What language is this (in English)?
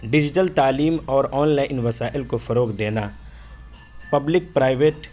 Urdu